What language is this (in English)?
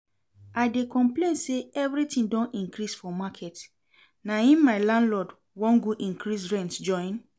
Nigerian Pidgin